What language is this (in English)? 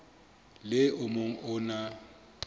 Southern Sotho